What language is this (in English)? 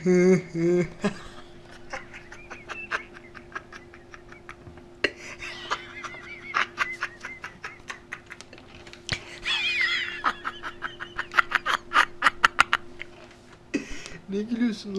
Turkish